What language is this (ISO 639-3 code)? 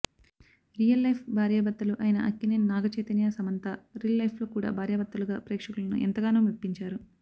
tel